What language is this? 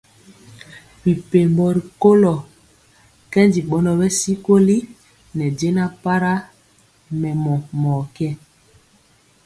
Mpiemo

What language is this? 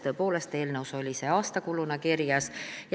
Estonian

